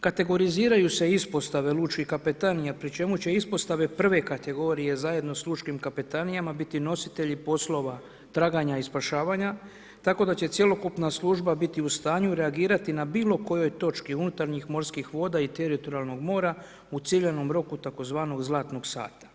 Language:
Croatian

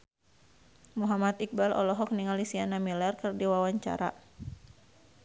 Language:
Sundanese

